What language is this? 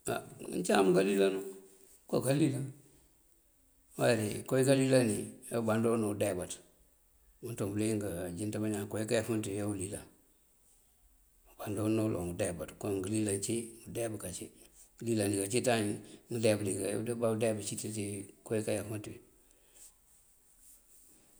Mandjak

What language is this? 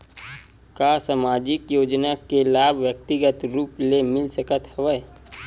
Chhattisgarhi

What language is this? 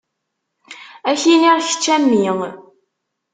Kabyle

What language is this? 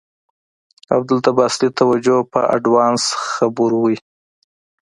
Pashto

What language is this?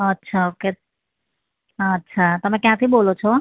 Gujarati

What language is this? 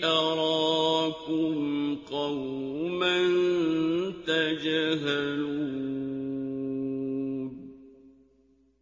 Arabic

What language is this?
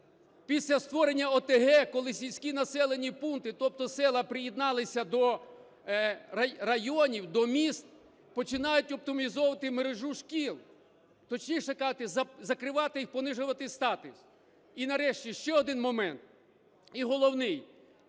Ukrainian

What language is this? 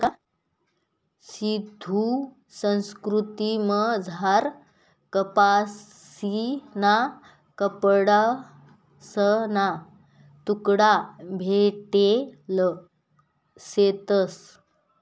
Marathi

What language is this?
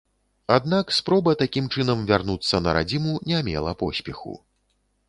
Belarusian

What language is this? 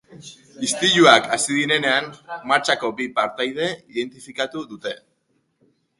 Basque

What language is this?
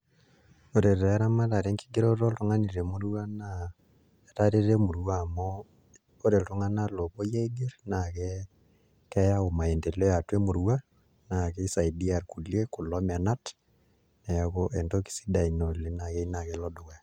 Masai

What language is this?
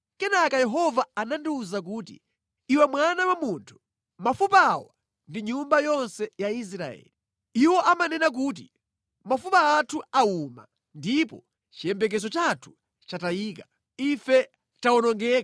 Nyanja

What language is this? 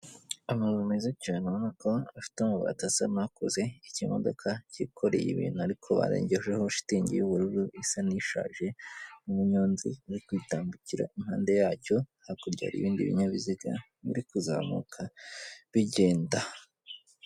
Kinyarwanda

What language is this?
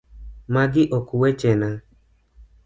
Luo (Kenya and Tanzania)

